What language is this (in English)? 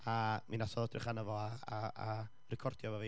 Welsh